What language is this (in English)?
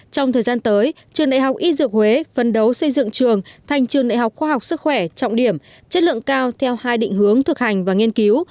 Vietnamese